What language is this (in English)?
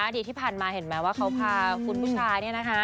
Thai